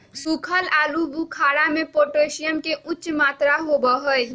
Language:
Magahi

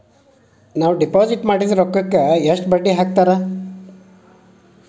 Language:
Kannada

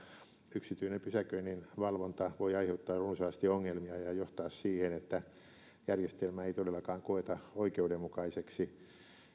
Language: Finnish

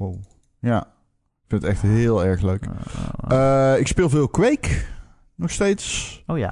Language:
Dutch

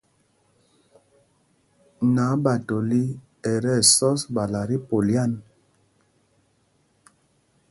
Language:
Mpumpong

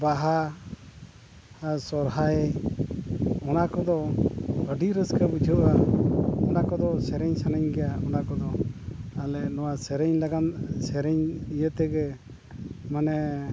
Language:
Santali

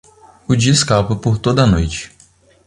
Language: Portuguese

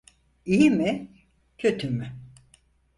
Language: Turkish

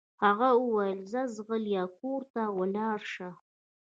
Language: Pashto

